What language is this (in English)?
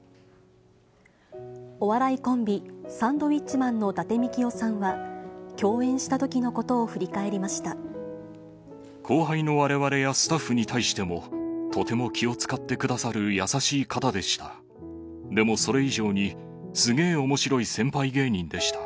Japanese